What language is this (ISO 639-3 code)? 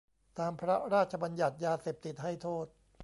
tha